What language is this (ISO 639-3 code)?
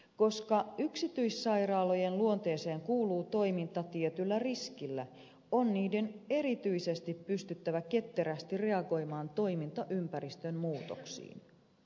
fin